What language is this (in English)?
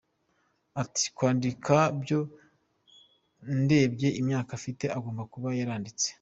Kinyarwanda